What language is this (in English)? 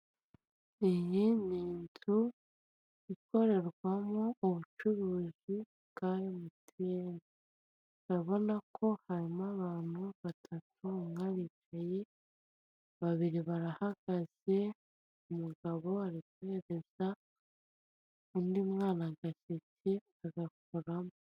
Kinyarwanda